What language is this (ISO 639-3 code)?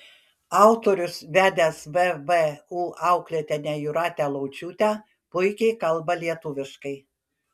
lit